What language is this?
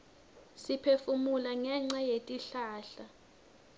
Swati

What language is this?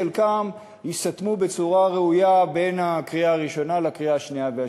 Hebrew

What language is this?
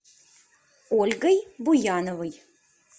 Russian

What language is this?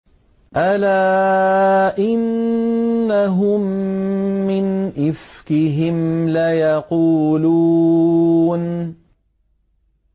Arabic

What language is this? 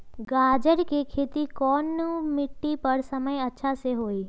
Magahi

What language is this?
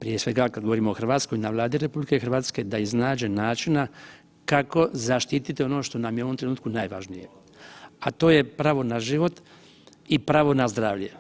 Croatian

